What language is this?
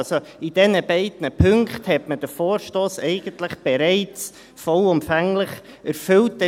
Swiss German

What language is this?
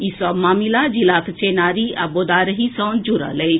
Maithili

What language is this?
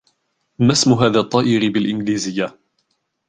Arabic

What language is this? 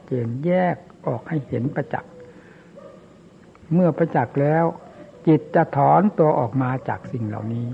Thai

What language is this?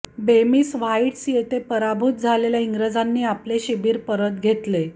Marathi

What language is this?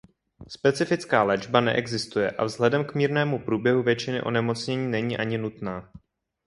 Czech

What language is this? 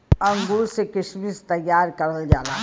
Bhojpuri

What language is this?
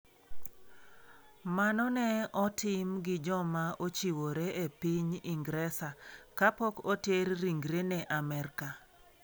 Luo (Kenya and Tanzania)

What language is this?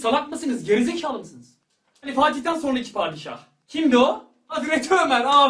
Turkish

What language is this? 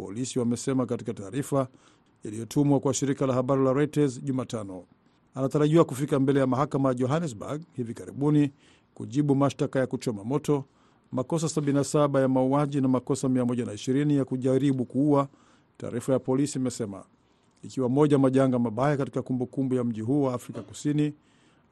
Swahili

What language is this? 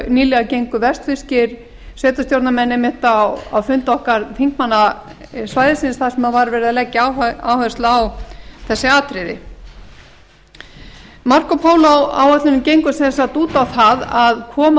Icelandic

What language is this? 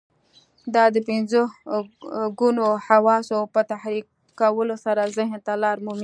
Pashto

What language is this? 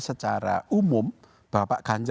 Indonesian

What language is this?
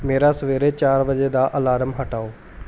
Punjabi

